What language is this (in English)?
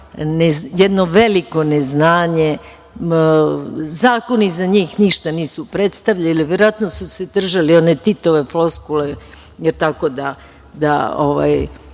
Serbian